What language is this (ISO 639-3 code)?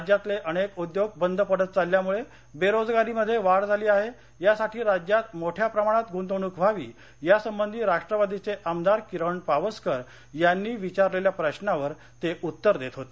mar